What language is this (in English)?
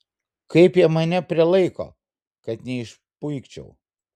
Lithuanian